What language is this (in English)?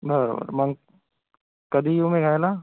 Marathi